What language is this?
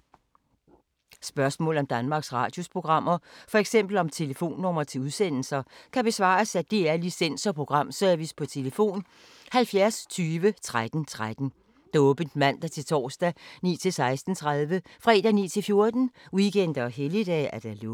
Danish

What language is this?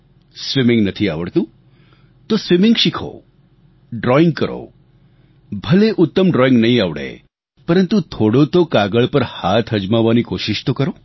Gujarati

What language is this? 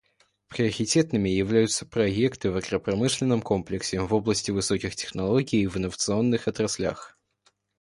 Russian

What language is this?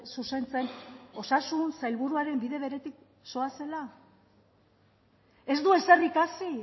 Basque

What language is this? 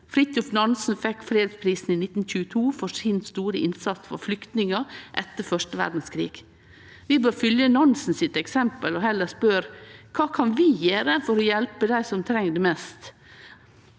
Norwegian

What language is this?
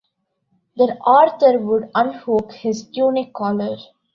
English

